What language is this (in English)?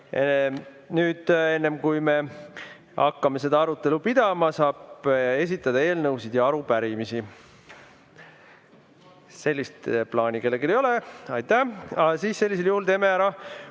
Estonian